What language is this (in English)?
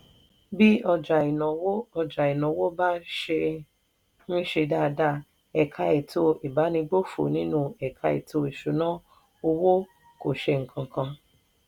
Yoruba